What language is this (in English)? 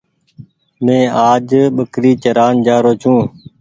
Goaria